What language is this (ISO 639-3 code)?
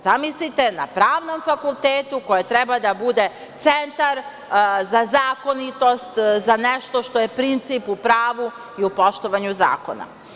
srp